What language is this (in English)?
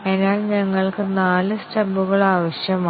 Malayalam